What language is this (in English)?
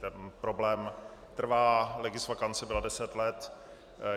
Czech